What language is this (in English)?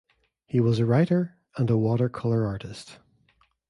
English